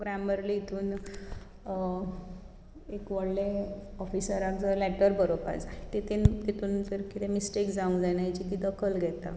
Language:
Konkani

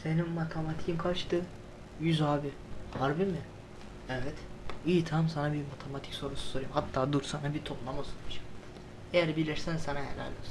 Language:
Turkish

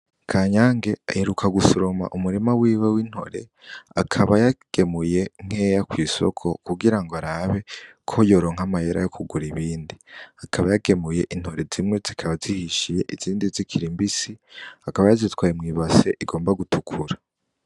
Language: Rundi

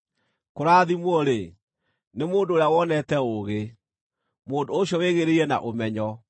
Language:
Kikuyu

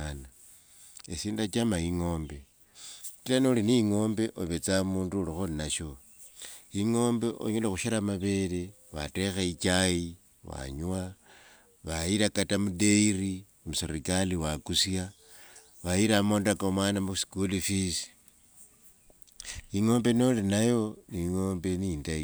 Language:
Wanga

